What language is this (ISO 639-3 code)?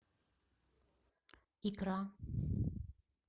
rus